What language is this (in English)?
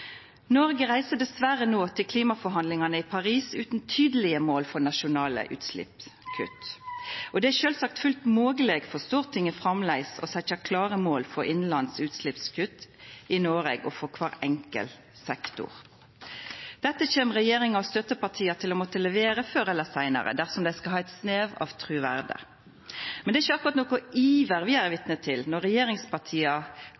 Norwegian Nynorsk